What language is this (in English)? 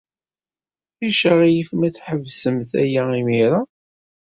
Kabyle